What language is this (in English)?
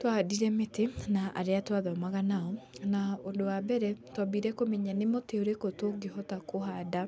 Kikuyu